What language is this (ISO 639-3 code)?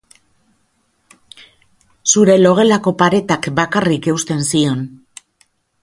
eus